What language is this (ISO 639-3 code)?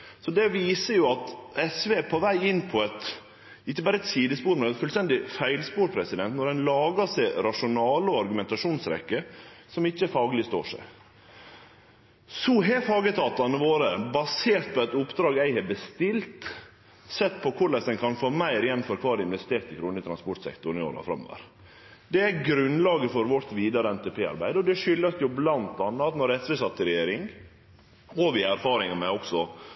nno